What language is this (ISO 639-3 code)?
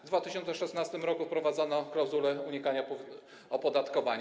pol